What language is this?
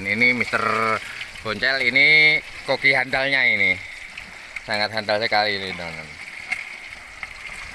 Indonesian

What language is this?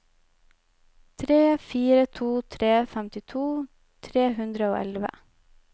Norwegian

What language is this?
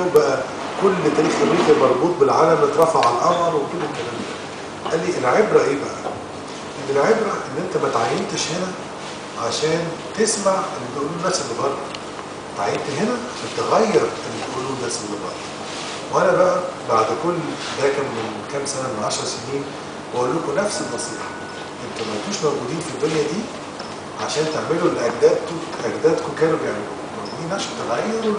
Arabic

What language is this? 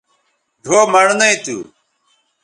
Bateri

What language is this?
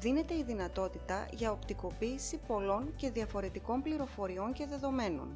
Greek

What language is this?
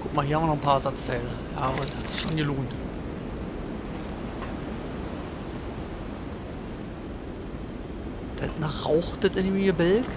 German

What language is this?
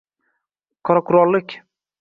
Uzbek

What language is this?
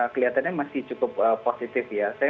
Indonesian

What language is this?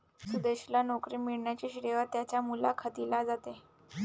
Marathi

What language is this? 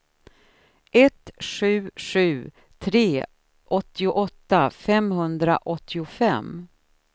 Swedish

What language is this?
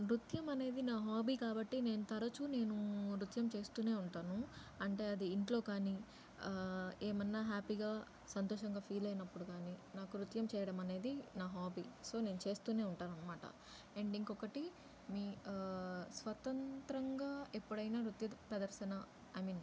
Telugu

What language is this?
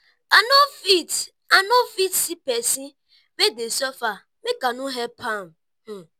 Nigerian Pidgin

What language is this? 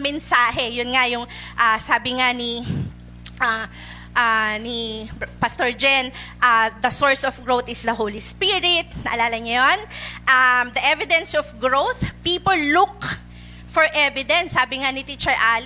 Filipino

